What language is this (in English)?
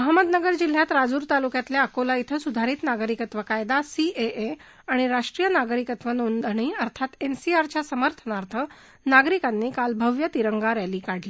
Marathi